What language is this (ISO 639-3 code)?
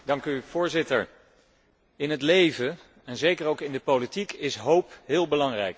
nld